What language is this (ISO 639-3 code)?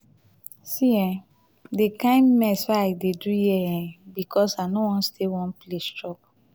pcm